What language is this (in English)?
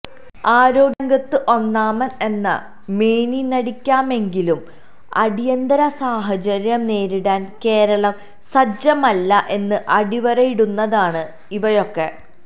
Malayalam